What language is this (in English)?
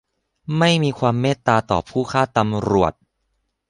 Thai